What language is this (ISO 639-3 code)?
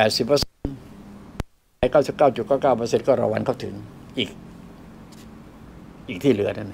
tha